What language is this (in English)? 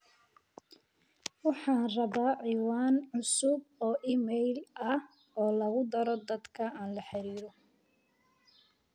Somali